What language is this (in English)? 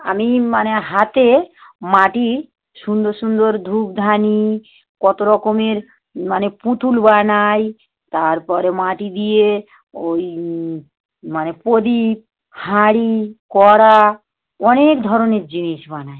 Bangla